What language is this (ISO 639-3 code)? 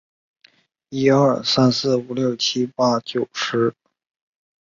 zho